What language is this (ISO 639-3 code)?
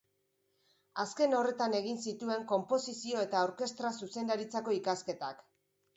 eus